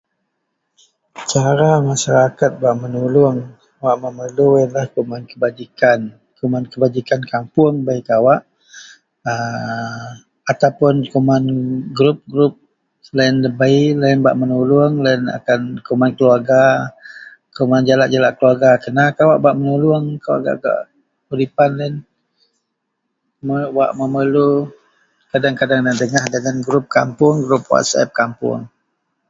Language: Central Melanau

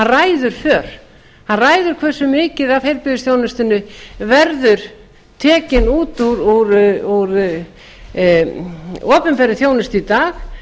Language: Icelandic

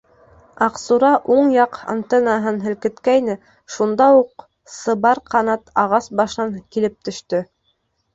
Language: Bashkir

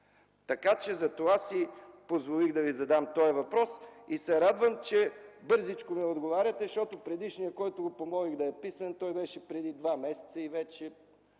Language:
Bulgarian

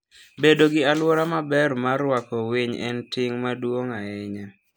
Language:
Luo (Kenya and Tanzania)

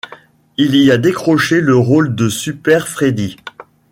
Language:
French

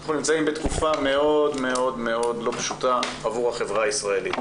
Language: Hebrew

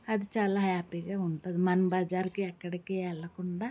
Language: Telugu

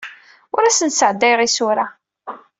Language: Kabyle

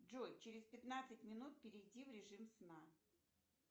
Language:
Russian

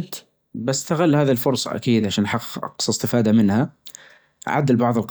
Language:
Najdi Arabic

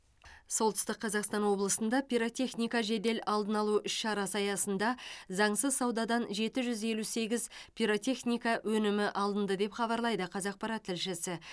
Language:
Kazakh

